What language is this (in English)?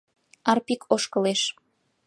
Mari